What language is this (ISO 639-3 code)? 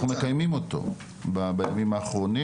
heb